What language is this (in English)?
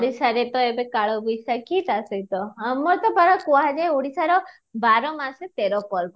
Odia